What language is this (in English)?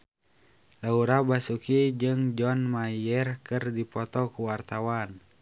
Sundanese